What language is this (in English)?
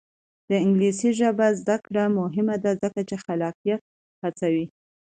Pashto